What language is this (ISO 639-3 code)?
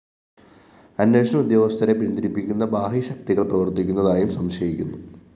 mal